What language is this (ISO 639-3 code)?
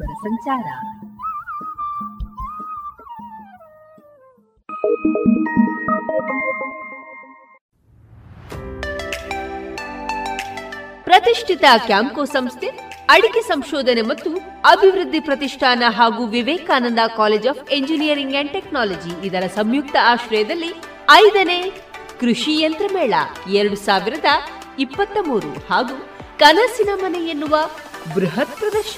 kan